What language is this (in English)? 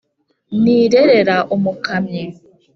Kinyarwanda